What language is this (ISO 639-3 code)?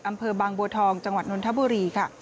tha